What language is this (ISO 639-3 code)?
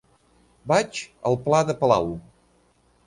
cat